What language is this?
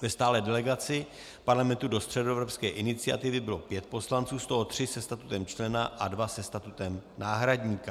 Czech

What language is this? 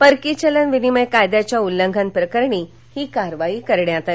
Marathi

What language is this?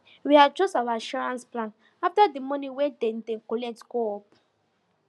Nigerian Pidgin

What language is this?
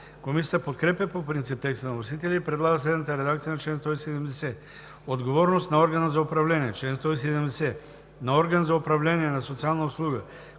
Bulgarian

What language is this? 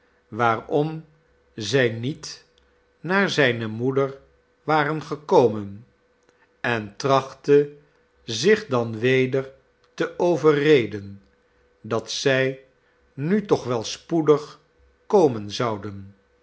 Dutch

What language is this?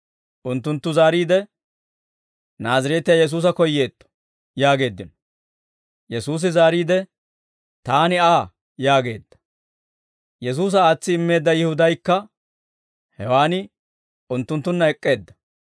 Dawro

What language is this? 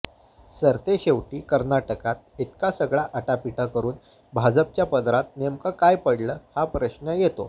Marathi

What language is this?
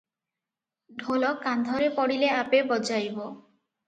Odia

